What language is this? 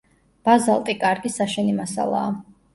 Georgian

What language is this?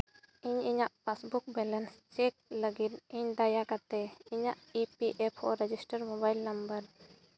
Santali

